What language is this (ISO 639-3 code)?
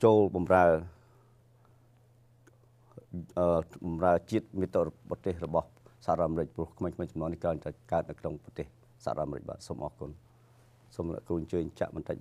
tha